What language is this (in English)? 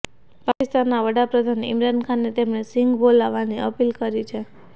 Gujarati